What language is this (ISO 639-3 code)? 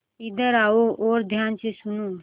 hin